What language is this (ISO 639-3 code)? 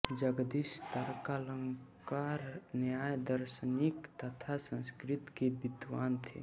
hin